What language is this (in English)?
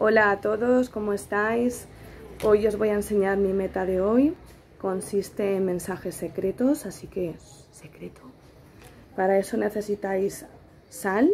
Spanish